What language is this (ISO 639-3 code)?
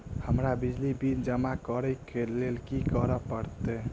mai